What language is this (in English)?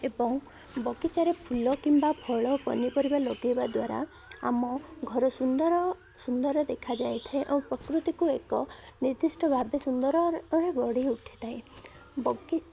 Odia